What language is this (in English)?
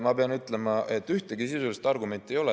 Estonian